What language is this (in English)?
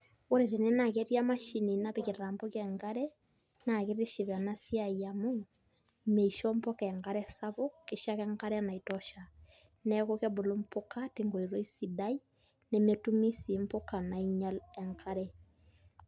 Masai